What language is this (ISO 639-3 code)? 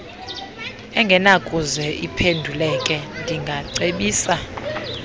xho